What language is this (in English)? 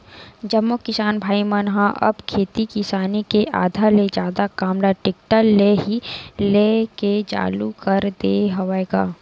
Chhattisgarhi